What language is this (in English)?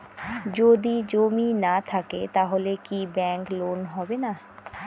Bangla